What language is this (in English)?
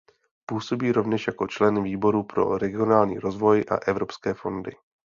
Czech